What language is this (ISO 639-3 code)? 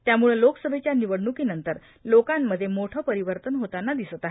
mar